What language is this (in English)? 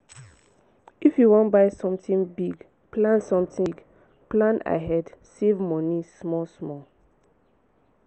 Nigerian Pidgin